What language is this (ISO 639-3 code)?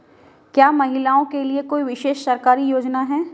hin